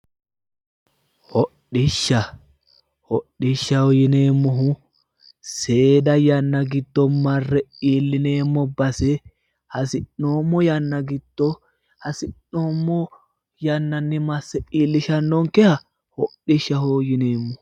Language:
Sidamo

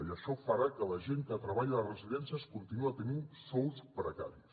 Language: Catalan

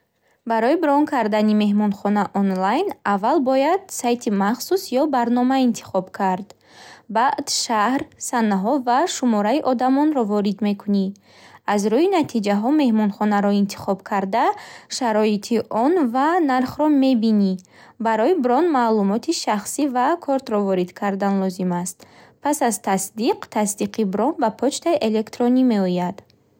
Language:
Bukharic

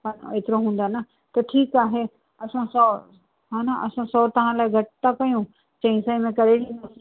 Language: Sindhi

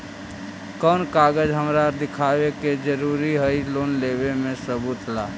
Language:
Magahi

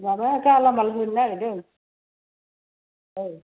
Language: Bodo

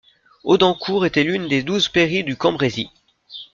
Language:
French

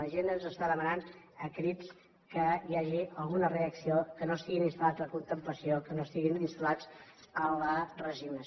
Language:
Catalan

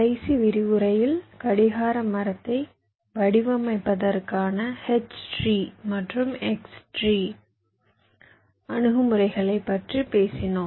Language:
Tamil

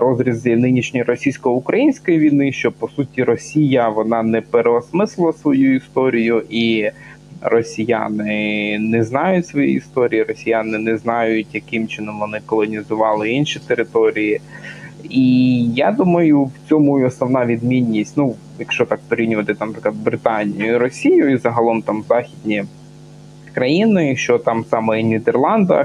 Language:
Ukrainian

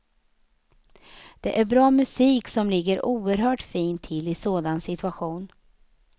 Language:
Swedish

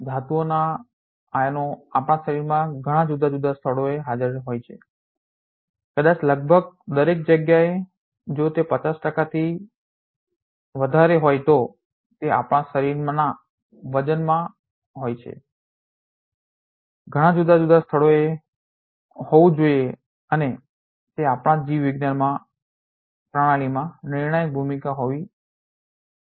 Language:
Gujarati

